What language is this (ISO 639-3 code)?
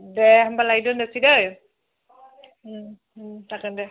brx